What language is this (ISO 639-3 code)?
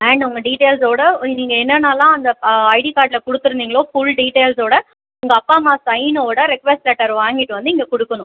tam